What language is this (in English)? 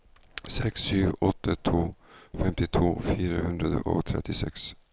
Norwegian